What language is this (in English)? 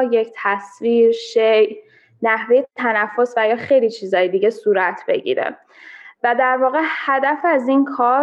Persian